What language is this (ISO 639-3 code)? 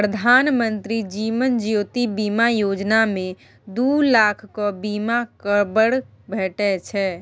mai